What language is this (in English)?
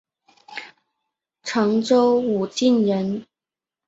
Chinese